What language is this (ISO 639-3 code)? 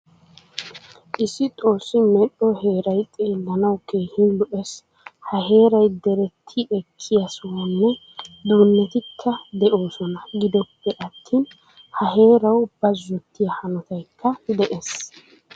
wal